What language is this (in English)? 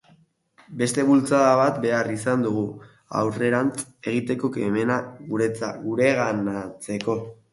Basque